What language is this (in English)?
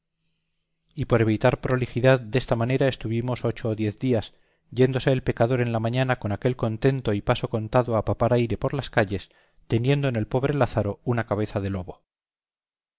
Spanish